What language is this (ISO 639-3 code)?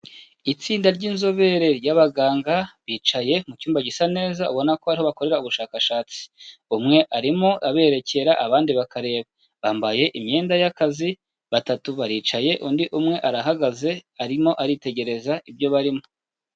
kin